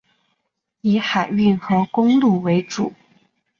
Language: Chinese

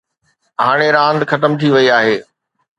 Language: Sindhi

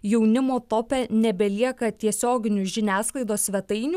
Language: Lithuanian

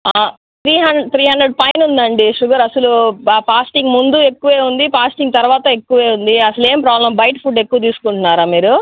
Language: Telugu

